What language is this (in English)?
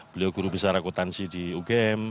Indonesian